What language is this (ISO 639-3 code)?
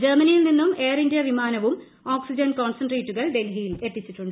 mal